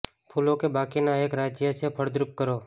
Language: Gujarati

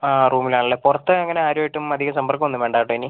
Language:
Malayalam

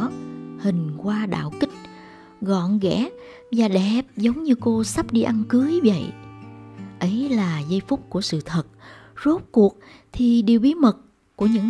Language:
Vietnamese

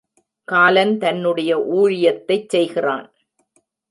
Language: Tamil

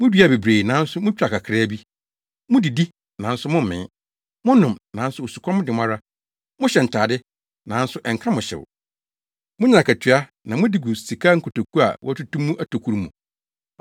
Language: Akan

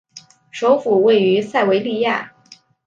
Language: Chinese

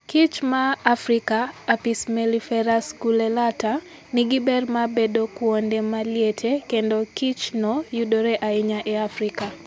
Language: Luo (Kenya and Tanzania)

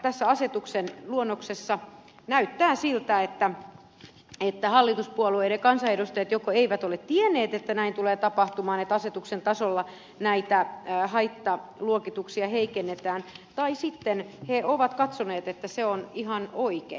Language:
Finnish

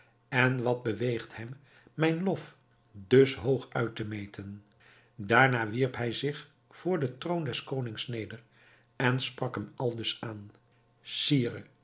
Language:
Dutch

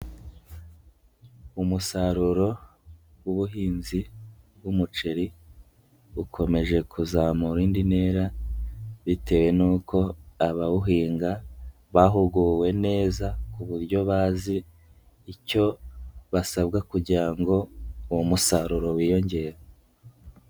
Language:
Kinyarwanda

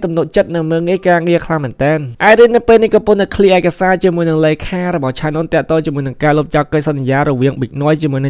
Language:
Thai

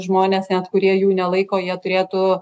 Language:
Lithuanian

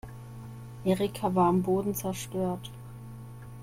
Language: German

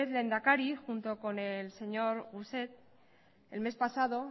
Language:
Spanish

